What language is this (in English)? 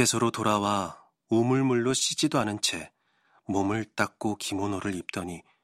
Korean